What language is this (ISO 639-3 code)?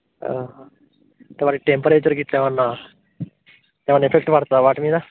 tel